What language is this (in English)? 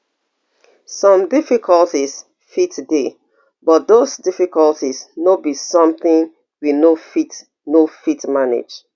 Nigerian Pidgin